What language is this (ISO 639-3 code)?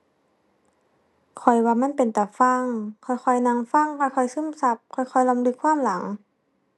tha